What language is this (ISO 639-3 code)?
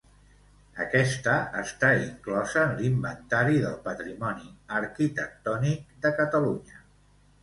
cat